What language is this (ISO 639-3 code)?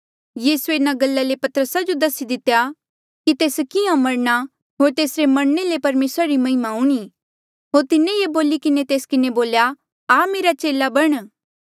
mjl